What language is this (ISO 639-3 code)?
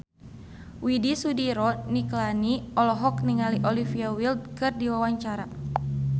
sun